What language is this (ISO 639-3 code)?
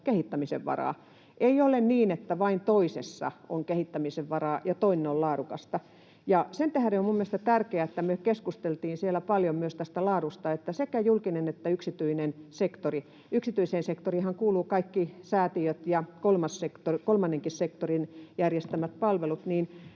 fin